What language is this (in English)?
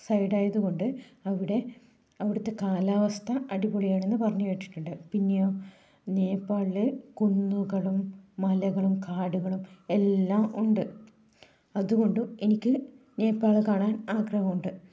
Malayalam